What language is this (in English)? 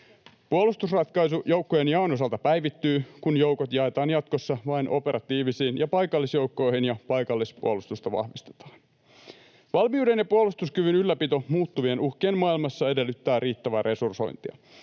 Finnish